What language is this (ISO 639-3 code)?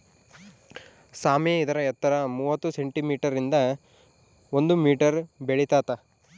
kan